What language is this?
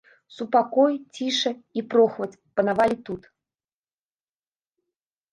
Belarusian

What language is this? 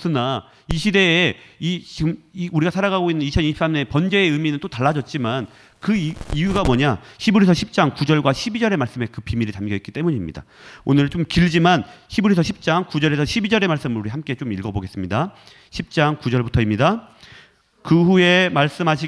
Korean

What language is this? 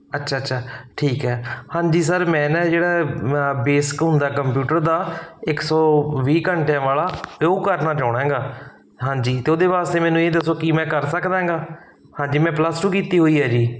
Punjabi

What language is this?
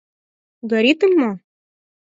Mari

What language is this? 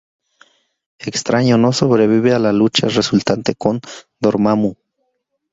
Spanish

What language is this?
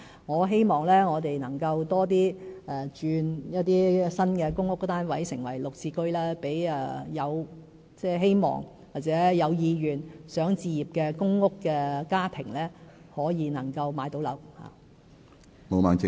Cantonese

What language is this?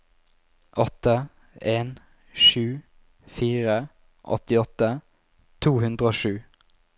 Norwegian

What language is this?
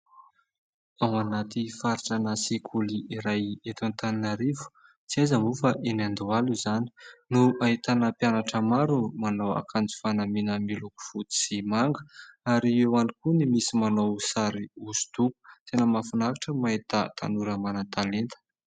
Malagasy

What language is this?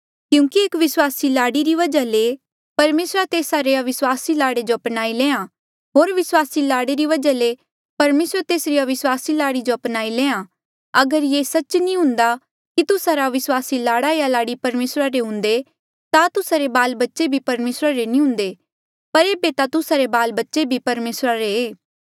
Mandeali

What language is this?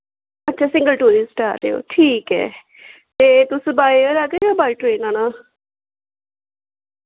Dogri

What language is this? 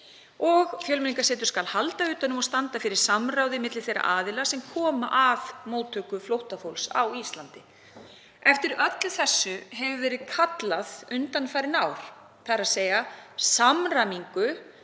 Icelandic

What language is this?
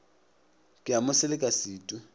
Northern Sotho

